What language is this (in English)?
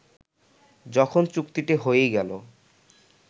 Bangla